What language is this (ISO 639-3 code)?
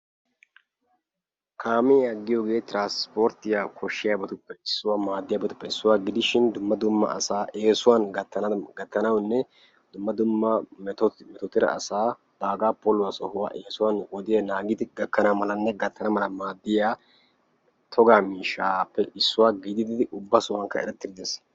wal